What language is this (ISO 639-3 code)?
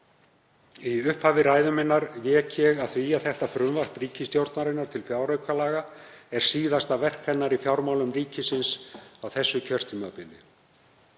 isl